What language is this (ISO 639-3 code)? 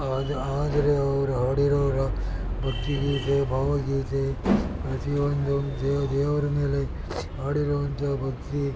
kan